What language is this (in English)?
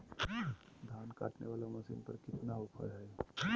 Magahi